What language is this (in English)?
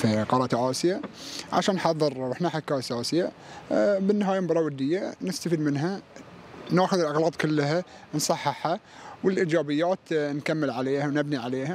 Arabic